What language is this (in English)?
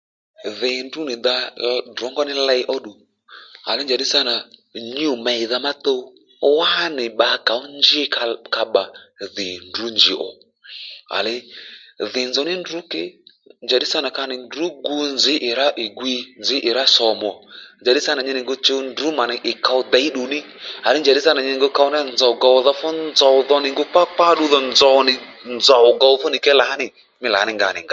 Lendu